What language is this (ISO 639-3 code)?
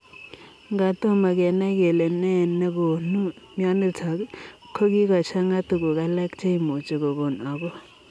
kln